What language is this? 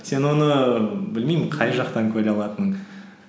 Kazakh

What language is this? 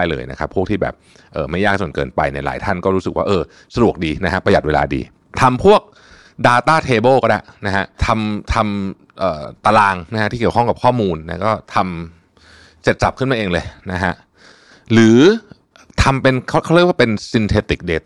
Thai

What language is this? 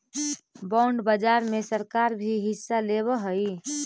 Magahi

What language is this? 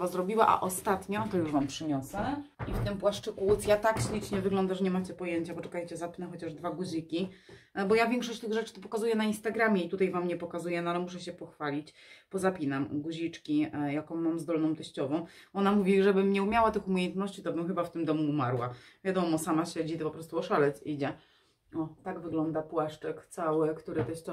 Polish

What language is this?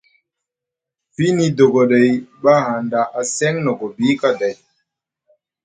Musgu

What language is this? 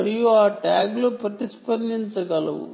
Telugu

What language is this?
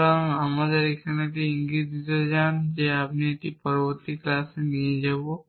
Bangla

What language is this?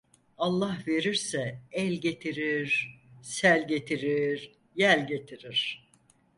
Turkish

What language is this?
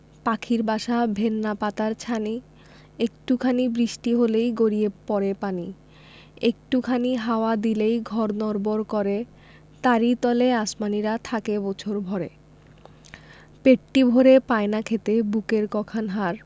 Bangla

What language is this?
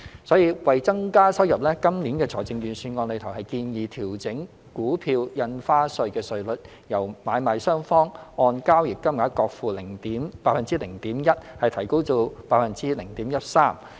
Cantonese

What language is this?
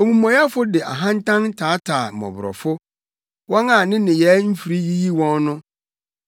Akan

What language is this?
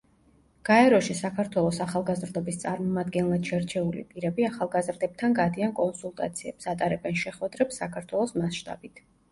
Georgian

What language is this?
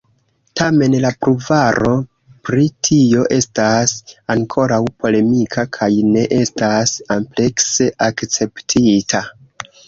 Esperanto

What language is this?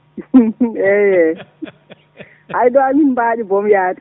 Fula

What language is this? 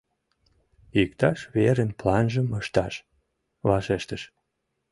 Mari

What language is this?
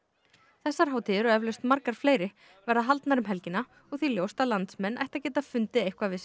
Icelandic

